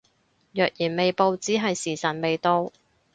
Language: Cantonese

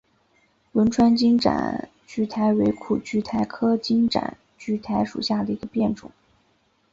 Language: Chinese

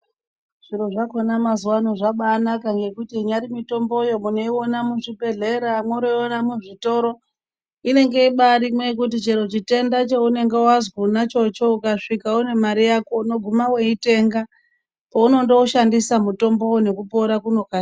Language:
Ndau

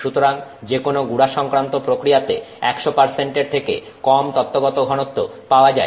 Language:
Bangla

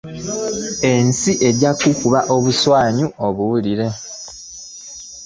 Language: Ganda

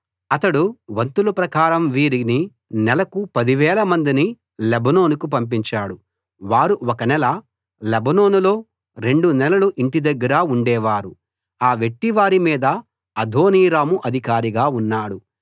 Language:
Telugu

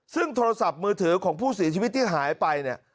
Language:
Thai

